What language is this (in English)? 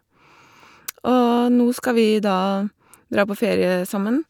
Norwegian